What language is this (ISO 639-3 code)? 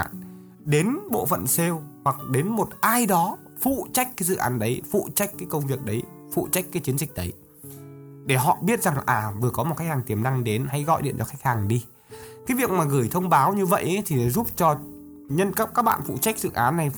vie